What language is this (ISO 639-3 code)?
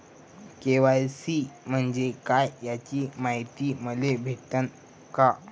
mar